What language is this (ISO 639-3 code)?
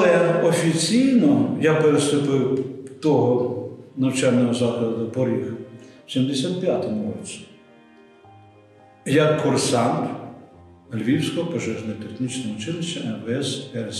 ukr